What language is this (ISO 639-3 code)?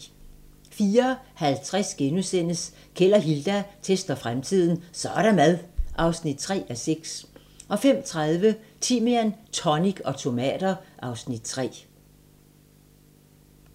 dan